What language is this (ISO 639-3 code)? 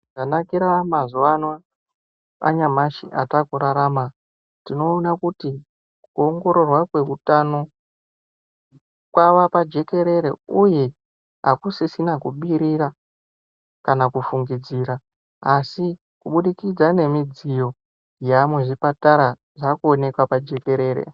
ndc